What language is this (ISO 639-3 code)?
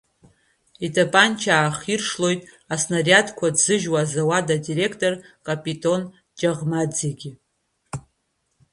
abk